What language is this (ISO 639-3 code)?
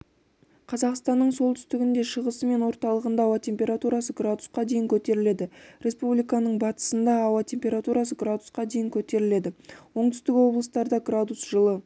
kaz